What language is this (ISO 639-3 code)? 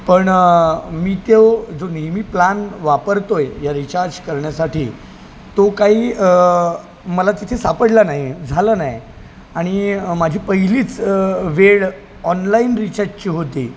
mar